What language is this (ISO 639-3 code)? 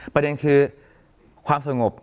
tha